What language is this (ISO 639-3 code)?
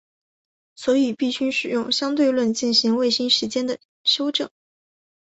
zho